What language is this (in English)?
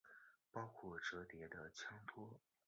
Chinese